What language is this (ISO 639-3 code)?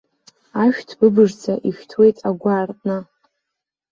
abk